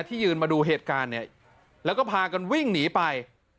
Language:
Thai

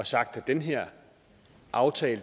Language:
Danish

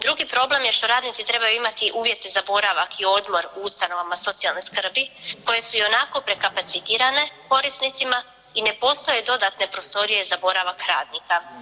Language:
Croatian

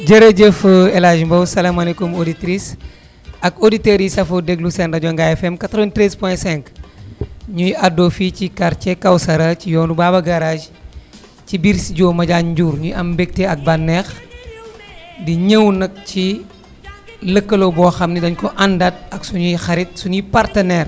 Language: Wolof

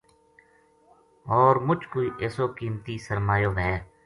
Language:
Gujari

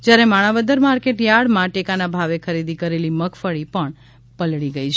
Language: Gujarati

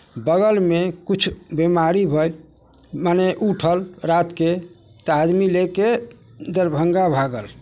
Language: Maithili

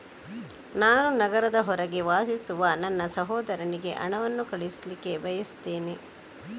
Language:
Kannada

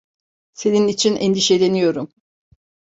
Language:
Turkish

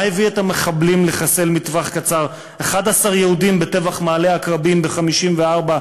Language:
Hebrew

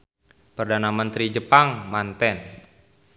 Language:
Sundanese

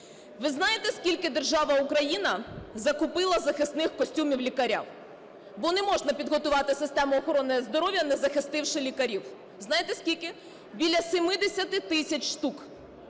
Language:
Ukrainian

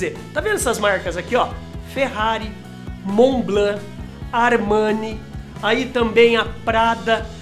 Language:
Portuguese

